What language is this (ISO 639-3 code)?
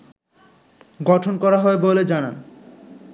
ben